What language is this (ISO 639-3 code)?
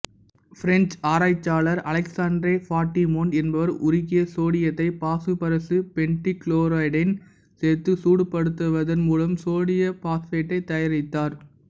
tam